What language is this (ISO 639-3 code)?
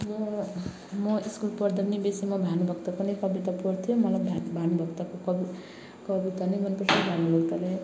nep